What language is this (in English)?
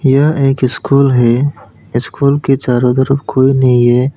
Hindi